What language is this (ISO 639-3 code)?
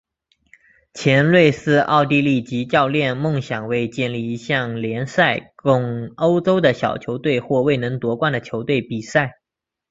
zho